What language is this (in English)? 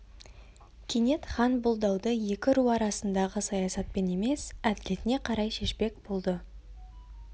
Kazakh